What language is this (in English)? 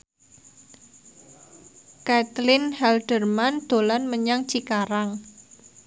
Javanese